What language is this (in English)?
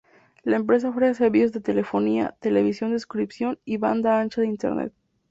Spanish